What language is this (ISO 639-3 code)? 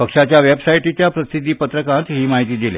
kok